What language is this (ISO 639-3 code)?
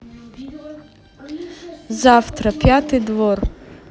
rus